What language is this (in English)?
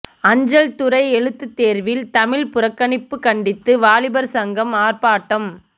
Tamil